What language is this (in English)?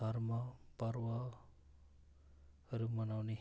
Nepali